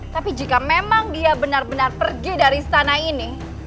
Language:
Indonesian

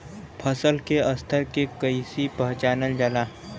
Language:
Bhojpuri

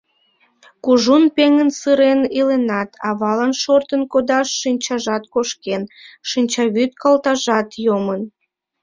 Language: Mari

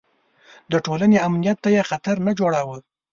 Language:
Pashto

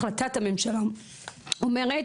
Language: Hebrew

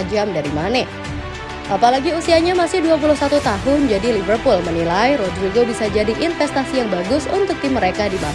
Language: Indonesian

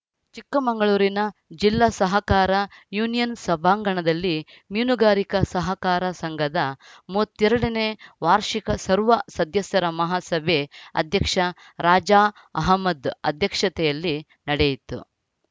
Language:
Kannada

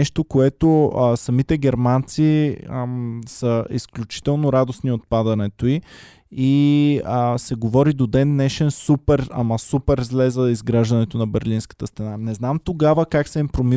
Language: Bulgarian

